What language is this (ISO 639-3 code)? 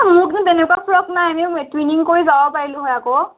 asm